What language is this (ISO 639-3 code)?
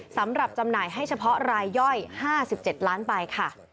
tha